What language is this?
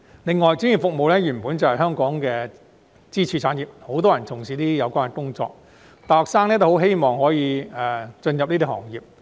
Cantonese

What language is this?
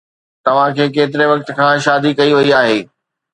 Sindhi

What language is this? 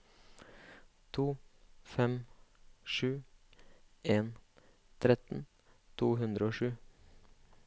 Norwegian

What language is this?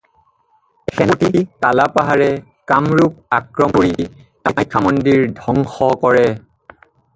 Assamese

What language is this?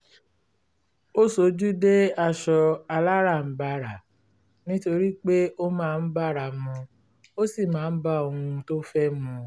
Yoruba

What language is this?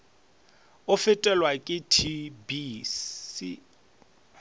Northern Sotho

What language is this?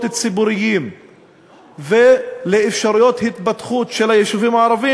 Hebrew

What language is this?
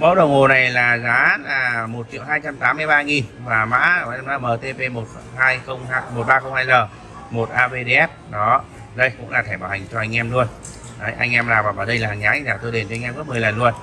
Vietnamese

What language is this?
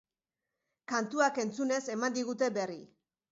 Basque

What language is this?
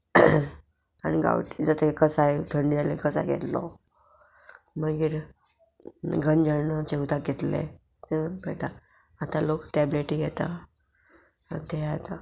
Konkani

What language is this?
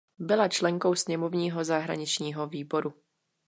Czech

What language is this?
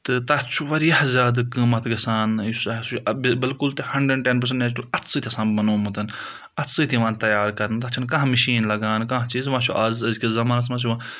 Kashmiri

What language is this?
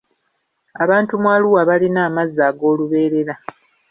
Ganda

